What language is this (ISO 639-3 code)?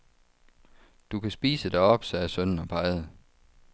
dan